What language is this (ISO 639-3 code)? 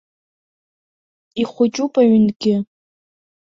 abk